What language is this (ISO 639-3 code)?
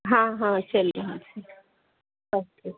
mai